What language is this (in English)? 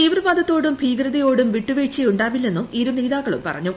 Malayalam